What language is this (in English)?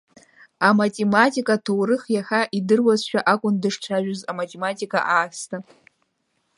Abkhazian